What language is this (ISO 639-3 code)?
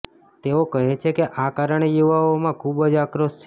guj